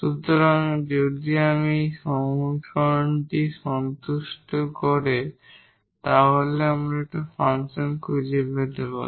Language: Bangla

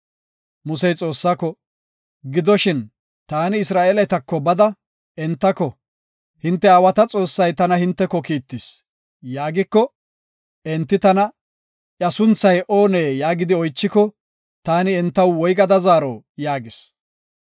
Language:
Gofa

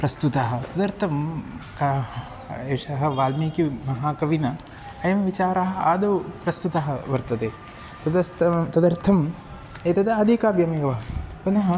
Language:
Sanskrit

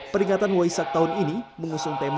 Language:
Indonesian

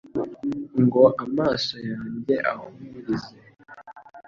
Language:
Kinyarwanda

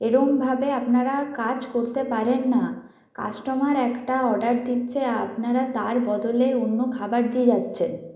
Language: Bangla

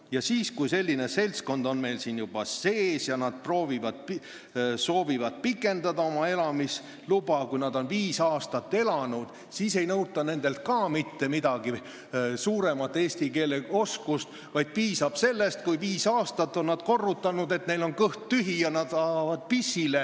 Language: Estonian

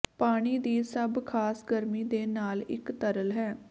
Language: Punjabi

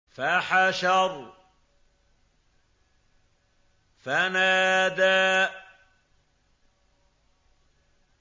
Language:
Arabic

